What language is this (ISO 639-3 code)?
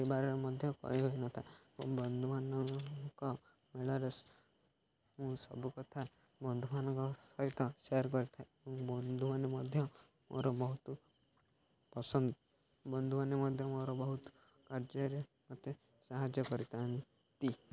ori